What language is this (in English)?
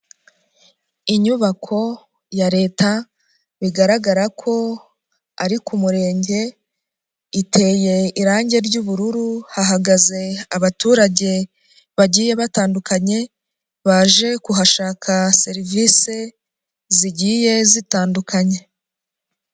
Kinyarwanda